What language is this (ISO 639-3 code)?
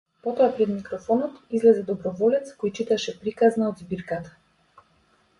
mkd